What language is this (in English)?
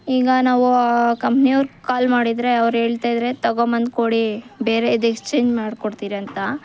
Kannada